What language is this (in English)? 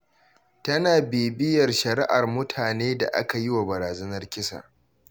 Hausa